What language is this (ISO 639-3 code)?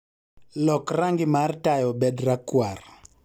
luo